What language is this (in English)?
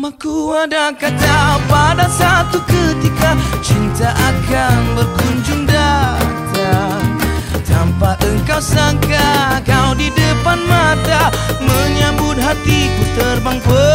Malay